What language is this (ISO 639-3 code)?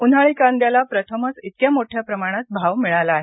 mar